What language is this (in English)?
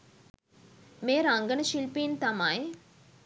Sinhala